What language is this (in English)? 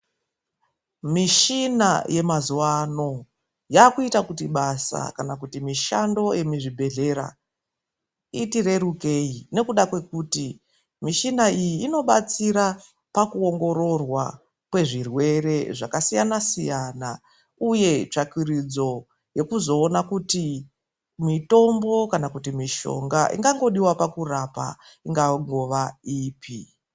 Ndau